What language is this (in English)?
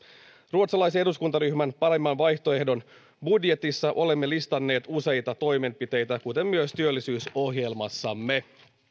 Finnish